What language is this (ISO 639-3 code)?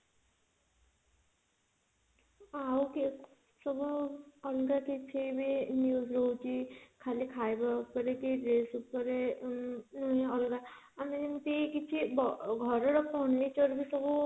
ori